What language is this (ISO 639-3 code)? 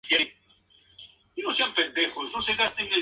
spa